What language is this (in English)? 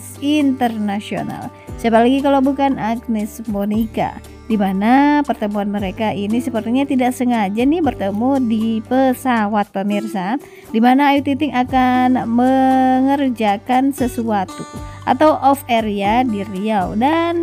Indonesian